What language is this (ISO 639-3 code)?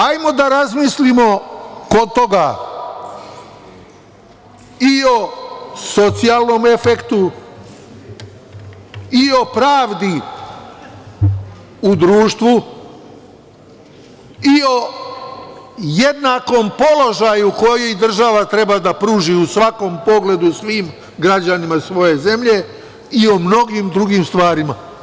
srp